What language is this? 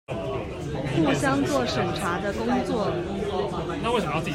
Chinese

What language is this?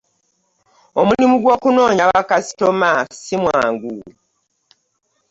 Ganda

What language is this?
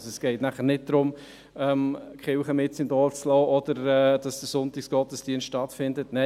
Swiss German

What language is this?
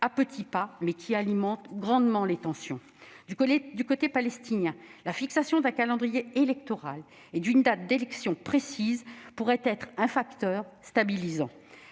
French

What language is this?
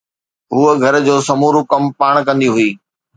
Sindhi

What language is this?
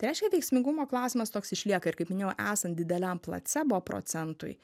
Lithuanian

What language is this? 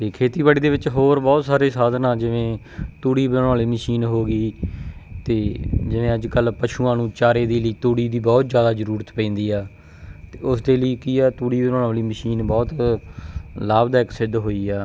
Punjabi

